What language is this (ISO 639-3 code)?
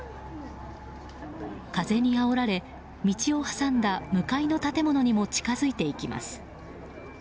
jpn